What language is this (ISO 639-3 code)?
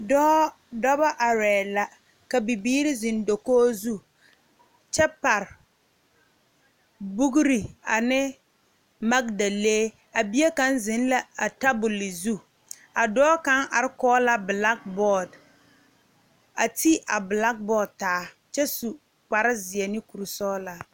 dga